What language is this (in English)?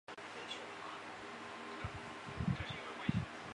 Chinese